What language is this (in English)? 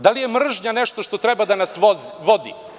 Serbian